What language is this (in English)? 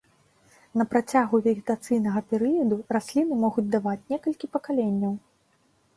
Belarusian